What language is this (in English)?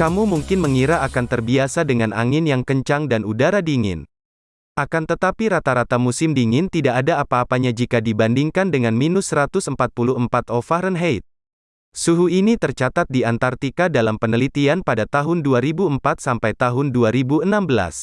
Indonesian